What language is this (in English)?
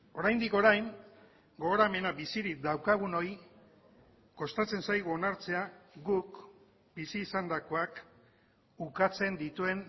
Basque